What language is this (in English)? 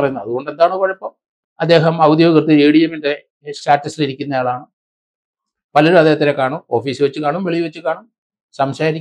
Arabic